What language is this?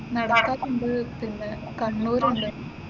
Malayalam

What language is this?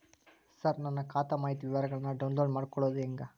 Kannada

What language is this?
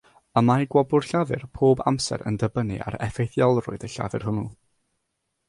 Welsh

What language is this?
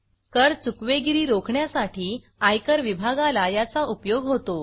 Marathi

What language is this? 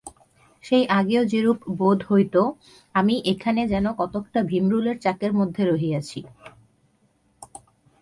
Bangla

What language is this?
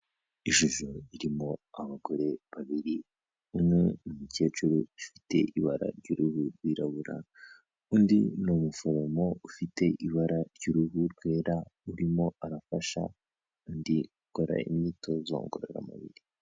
Kinyarwanda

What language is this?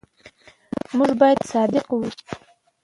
Pashto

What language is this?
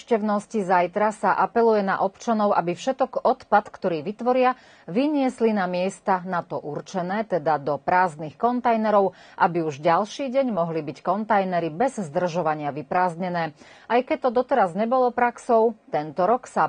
Slovak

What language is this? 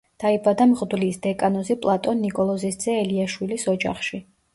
Georgian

